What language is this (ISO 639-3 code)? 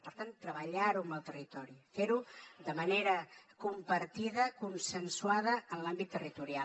cat